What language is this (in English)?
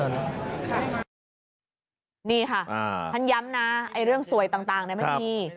Thai